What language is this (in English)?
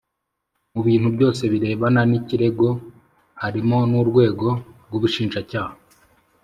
Kinyarwanda